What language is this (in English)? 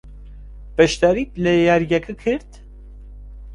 Central Kurdish